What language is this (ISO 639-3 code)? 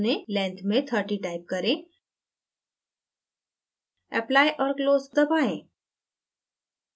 hin